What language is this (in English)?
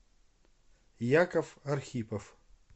Russian